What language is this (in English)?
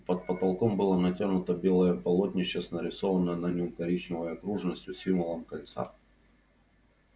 Russian